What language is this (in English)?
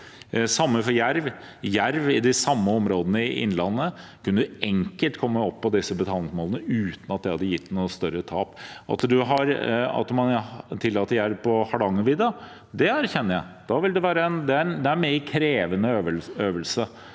Norwegian